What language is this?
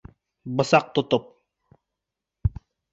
Bashkir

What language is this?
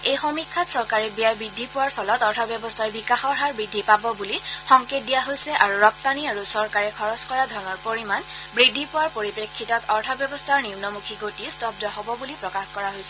Assamese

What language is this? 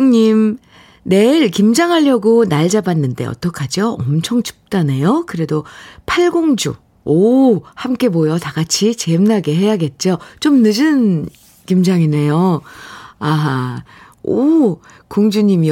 Korean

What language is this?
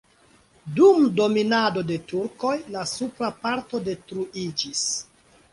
Esperanto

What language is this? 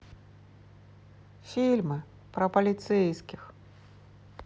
Russian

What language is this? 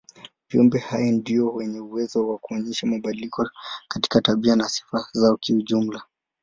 Swahili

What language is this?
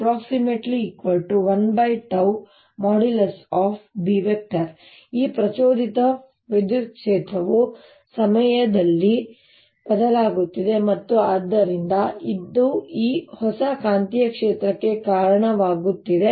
Kannada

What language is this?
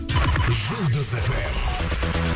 Kazakh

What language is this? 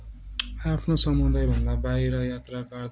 Nepali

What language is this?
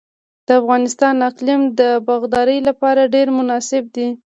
Pashto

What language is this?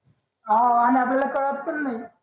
Marathi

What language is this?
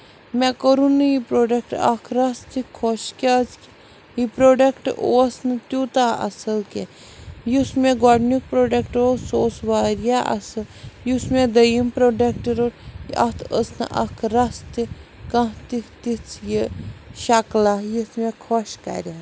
Kashmiri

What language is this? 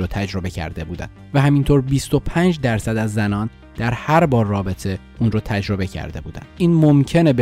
Persian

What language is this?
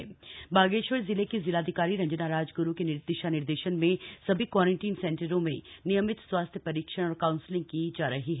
Hindi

